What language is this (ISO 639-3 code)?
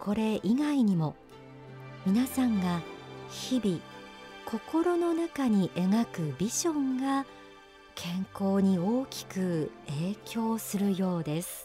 jpn